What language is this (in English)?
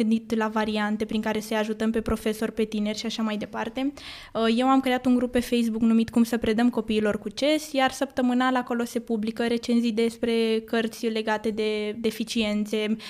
Romanian